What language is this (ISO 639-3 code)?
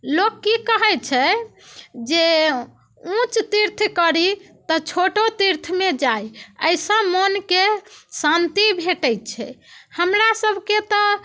mai